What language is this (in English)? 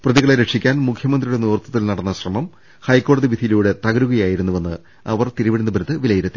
Malayalam